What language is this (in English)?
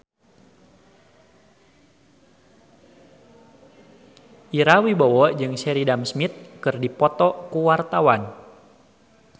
Sundanese